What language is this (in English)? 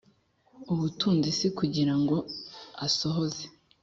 Kinyarwanda